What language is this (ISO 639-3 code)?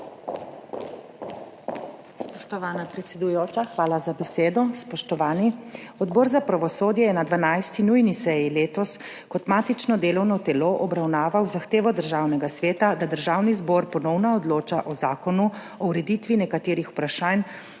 slv